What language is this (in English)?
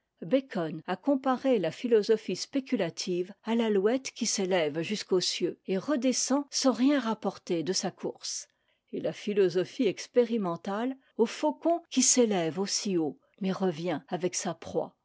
French